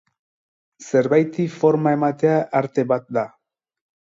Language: Basque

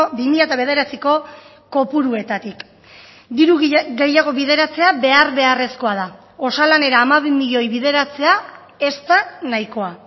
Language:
Basque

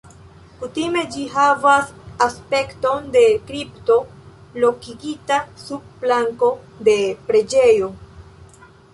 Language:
Esperanto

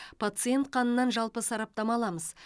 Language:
Kazakh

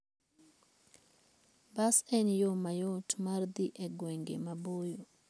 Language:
Luo (Kenya and Tanzania)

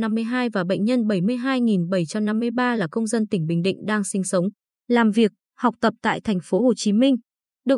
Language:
Vietnamese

